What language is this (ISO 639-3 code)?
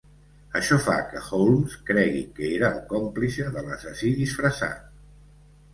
cat